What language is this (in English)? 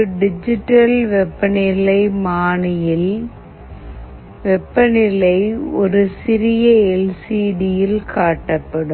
Tamil